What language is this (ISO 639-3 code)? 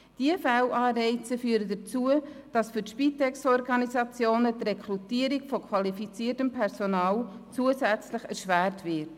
gsw